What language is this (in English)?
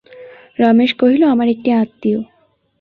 Bangla